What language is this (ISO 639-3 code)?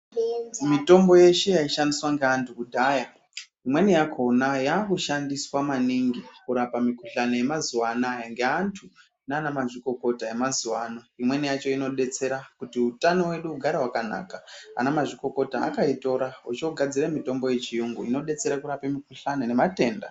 ndc